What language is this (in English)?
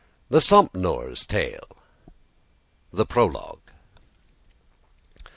English